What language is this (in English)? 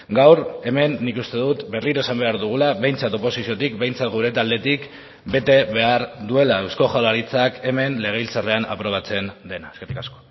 Basque